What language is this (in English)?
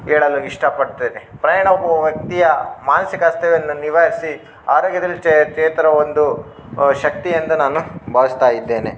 Kannada